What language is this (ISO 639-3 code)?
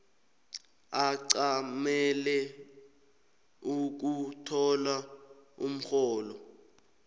nbl